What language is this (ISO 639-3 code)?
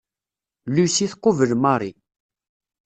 kab